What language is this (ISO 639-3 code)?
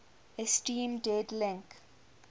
eng